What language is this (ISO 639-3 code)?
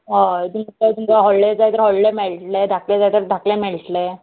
kok